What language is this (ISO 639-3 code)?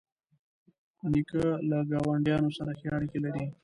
pus